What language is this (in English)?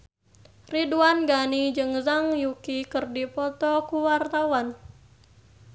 Sundanese